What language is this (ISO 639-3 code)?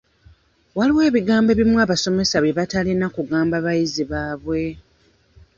lug